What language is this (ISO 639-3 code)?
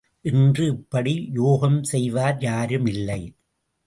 tam